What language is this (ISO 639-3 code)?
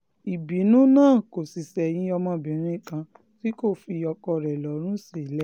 yor